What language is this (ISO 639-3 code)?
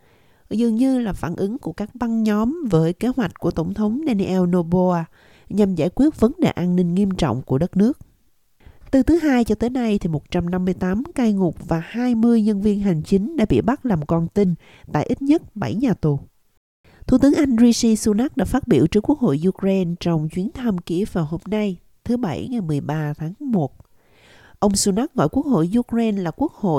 vie